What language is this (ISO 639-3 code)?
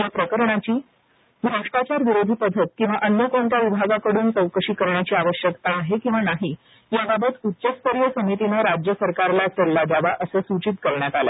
mar